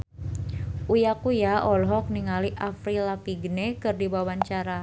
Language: Sundanese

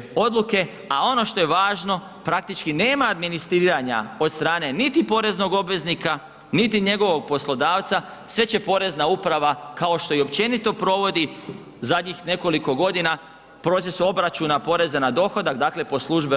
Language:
Croatian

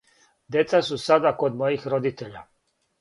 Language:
Serbian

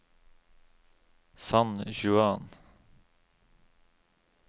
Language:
Norwegian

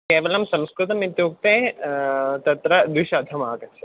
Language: Sanskrit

